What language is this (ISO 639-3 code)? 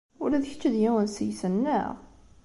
kab